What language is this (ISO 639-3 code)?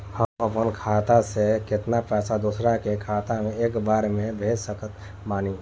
bho